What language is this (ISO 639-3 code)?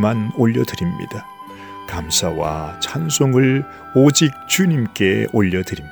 kor